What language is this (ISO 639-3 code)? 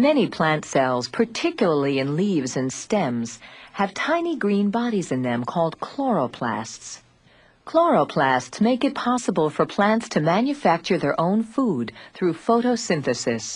eng